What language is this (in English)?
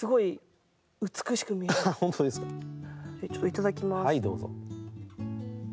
Japanese